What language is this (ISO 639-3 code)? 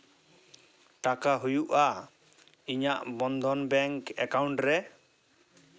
sat